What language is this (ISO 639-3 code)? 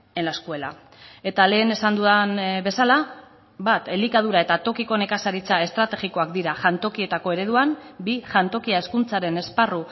eus